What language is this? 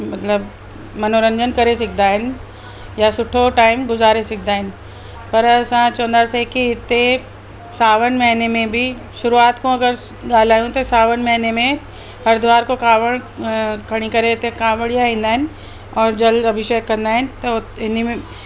Sindhi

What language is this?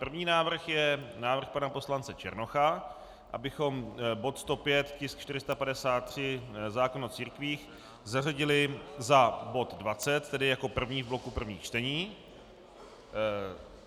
Czech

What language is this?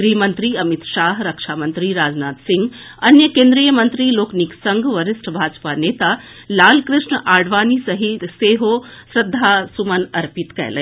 Maithili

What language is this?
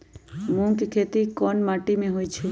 Magahi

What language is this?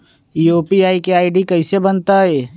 Magahi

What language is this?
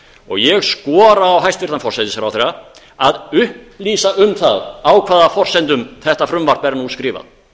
Icelandic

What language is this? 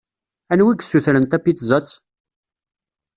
Kabyle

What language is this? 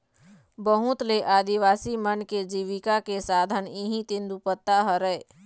Chhattisgarhi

